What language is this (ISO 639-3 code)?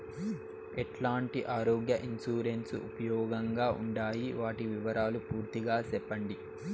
tel